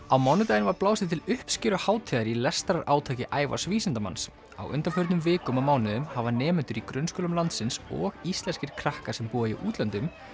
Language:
Icelandic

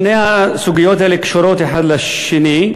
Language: Hebrew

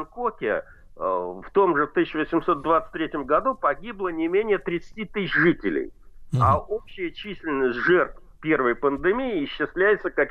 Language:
Russian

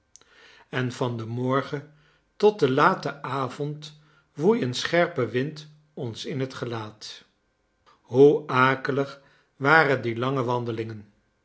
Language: Dutch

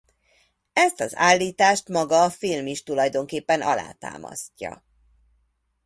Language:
Hungarian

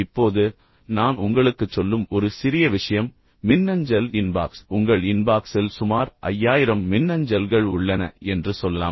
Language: Tamil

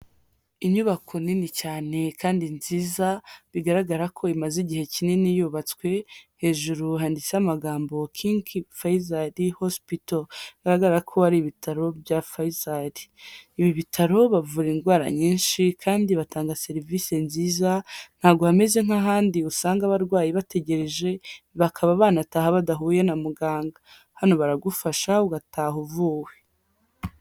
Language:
Kinyarwanda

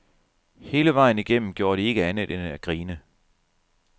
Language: Danish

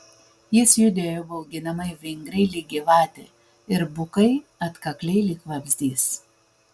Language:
Lithuanian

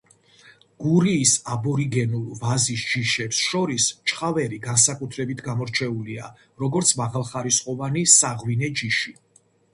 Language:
Georgian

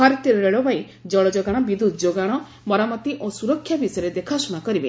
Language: Odia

